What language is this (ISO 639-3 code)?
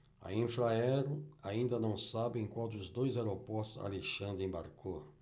por